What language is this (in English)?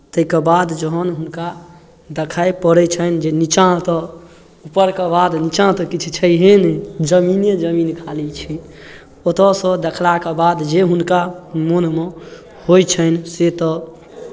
Maithili